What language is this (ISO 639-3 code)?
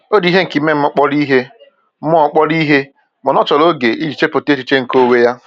ibo